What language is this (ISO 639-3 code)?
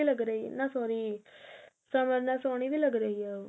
pan